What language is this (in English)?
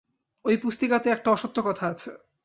Bangla